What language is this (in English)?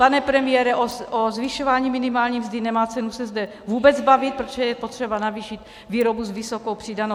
Czech